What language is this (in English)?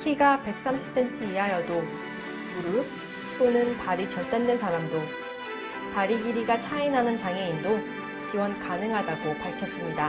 Korean